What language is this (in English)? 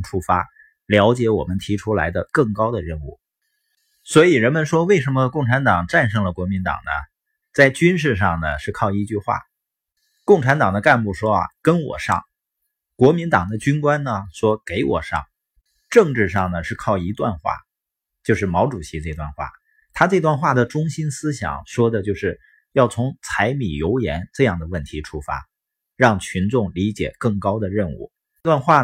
Chinese